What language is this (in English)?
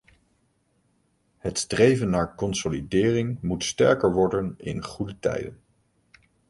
Dutch